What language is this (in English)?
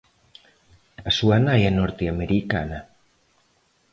Galician